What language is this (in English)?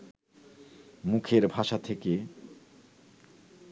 Bangla